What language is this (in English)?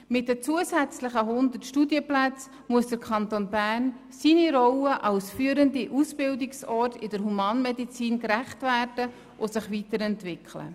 Swiss German